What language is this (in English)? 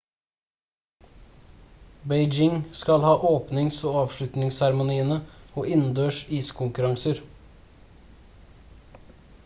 Norwegian Bokmål